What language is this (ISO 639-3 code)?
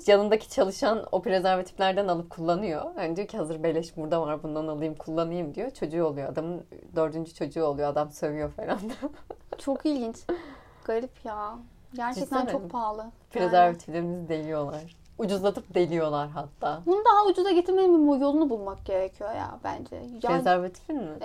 tur